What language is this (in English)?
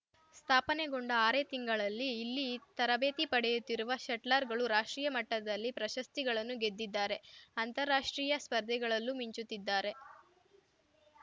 Kannada